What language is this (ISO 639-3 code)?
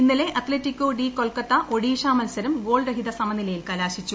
mal